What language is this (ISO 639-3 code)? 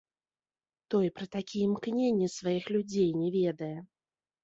bel